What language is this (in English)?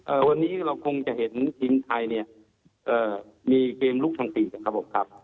Thai